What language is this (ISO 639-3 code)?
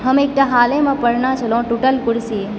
mai